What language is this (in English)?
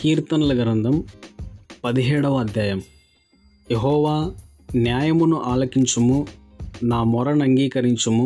Telugu